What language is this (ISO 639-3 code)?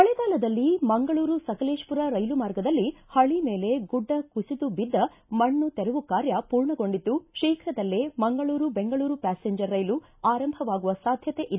kan